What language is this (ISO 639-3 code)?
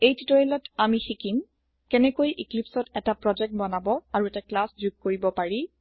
asm